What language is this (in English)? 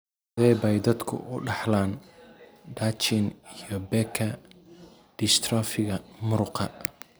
Somali